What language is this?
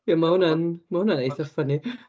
Welsh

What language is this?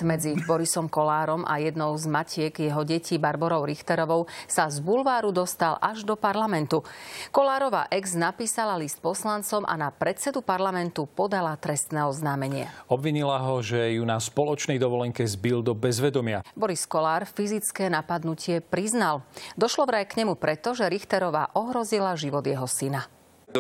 Slovak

